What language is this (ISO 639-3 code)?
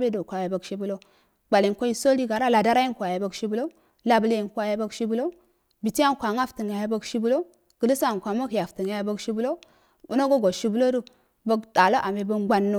aal